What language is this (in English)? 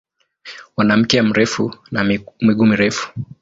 Swahili